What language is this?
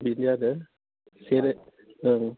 Bodo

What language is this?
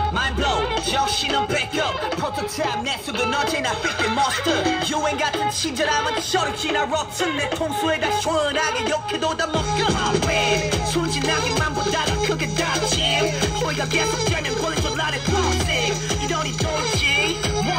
English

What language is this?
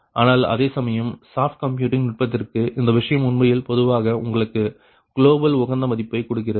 Tamil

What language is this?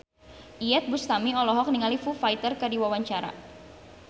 Sundanese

